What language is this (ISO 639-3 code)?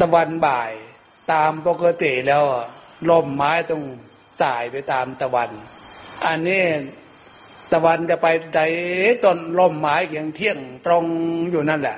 tha